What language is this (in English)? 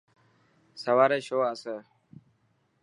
Dhatki